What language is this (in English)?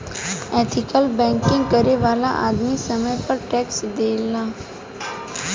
Bhojpuri